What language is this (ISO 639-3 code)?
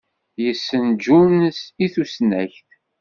kab